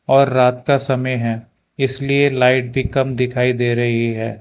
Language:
Hindi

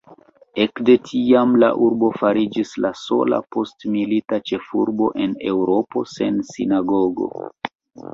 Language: Esperanto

